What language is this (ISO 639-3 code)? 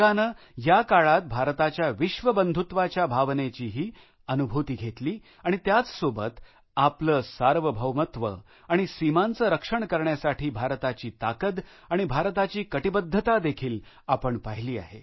mar